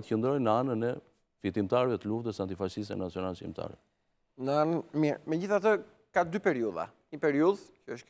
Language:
Romanian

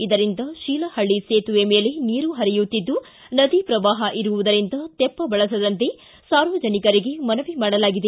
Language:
Kannada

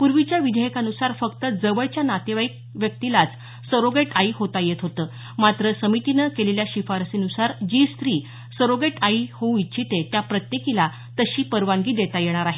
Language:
Marathi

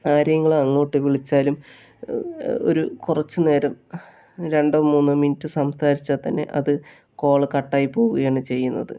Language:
Malayalam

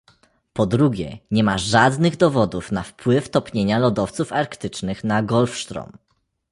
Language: Polish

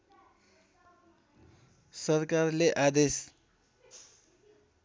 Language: Nepali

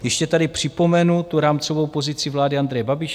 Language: Czech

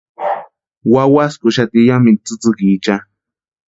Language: Western Highland Purepecha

